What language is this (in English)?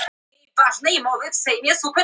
Icelandic